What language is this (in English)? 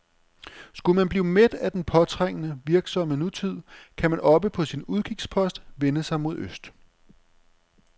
Danish